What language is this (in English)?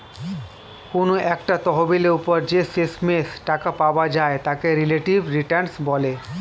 Bangla